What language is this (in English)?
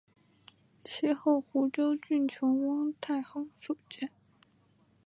Chinese